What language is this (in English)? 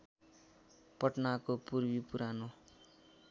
Nepali